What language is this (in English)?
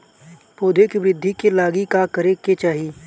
Bhojpuri